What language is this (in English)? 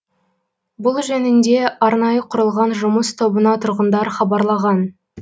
Kazakh